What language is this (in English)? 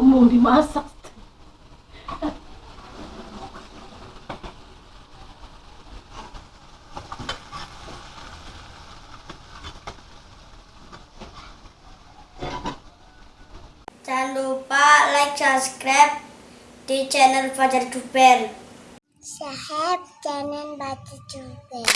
Indonesian